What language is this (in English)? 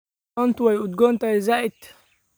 Somali